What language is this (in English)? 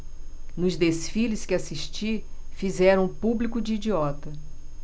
Portuguese